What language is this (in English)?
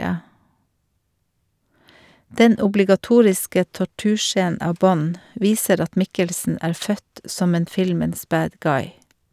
Norwegian